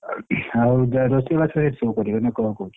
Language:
Odia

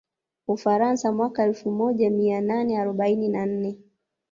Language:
Swahili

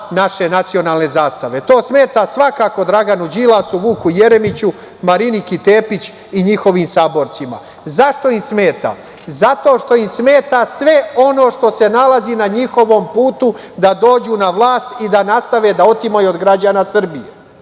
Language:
Serbian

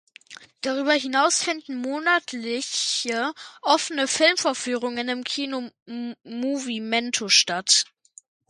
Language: German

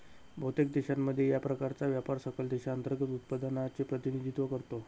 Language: Marathi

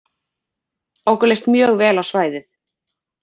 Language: Icelandic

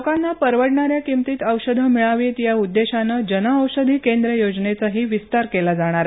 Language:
Marathi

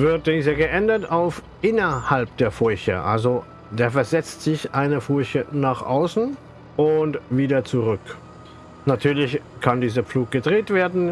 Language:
German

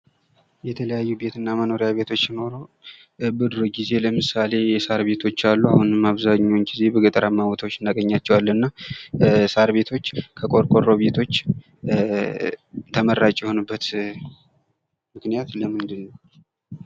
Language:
Amharic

